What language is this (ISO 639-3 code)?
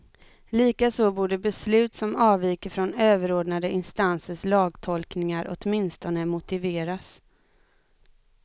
swe